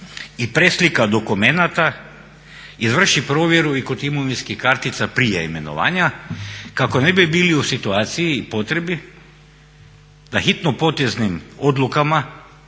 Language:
Croatian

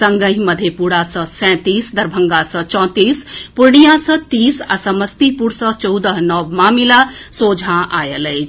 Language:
Maithili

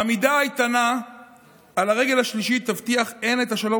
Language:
Hebrew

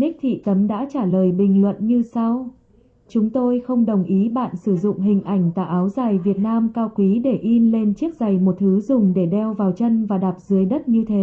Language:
Vietnamese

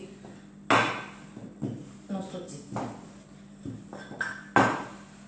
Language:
Italian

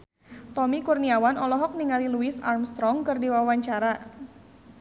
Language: Sundanese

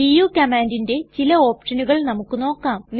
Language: Malayalam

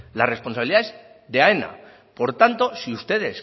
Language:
Spanish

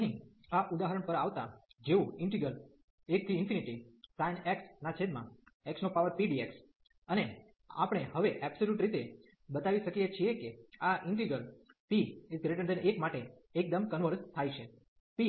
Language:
Gujarati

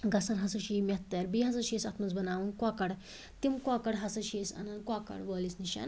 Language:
Kashmiri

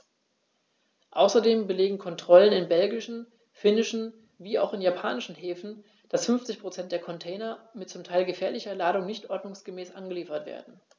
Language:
German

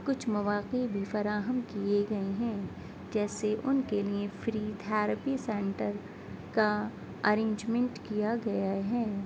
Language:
Urdu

